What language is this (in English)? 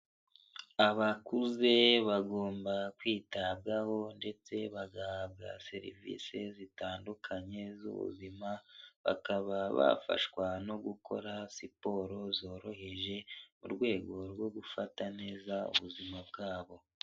Kinyarwanda